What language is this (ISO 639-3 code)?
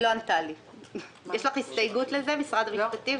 heb